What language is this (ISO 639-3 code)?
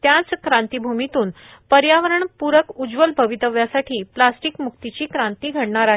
mar